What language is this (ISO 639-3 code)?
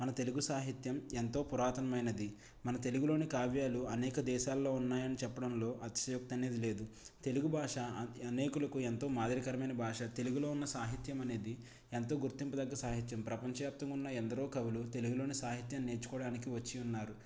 tel